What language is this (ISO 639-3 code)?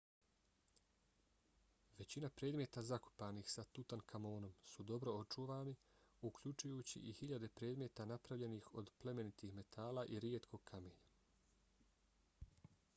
bos